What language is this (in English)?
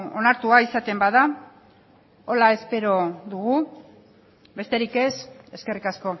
Basque